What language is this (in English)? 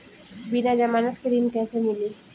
Bhojpuri